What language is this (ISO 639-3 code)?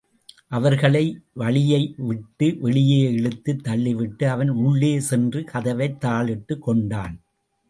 tam